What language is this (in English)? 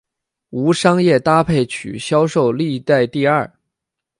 Chinese